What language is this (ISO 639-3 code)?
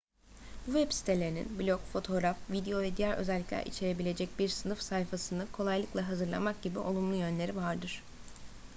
tur